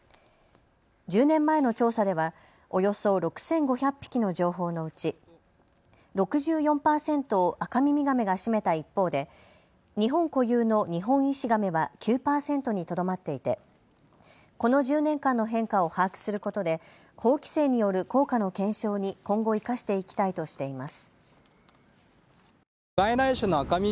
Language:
Japanese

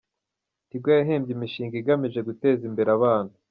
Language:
Kinyarwanda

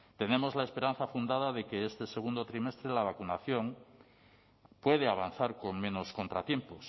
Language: Spanish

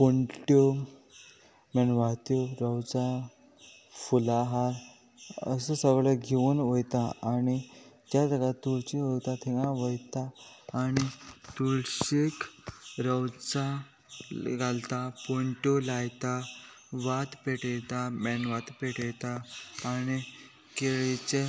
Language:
Konkani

